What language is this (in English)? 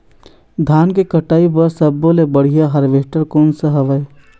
Chhattisgarhi